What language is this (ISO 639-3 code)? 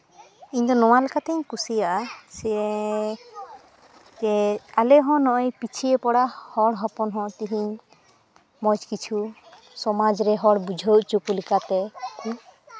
sat